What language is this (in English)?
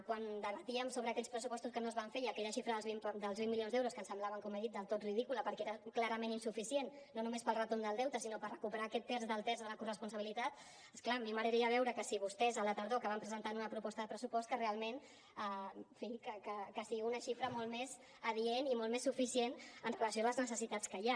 Catalan